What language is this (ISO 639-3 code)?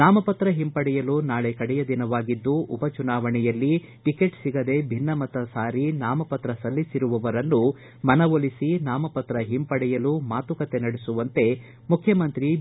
kan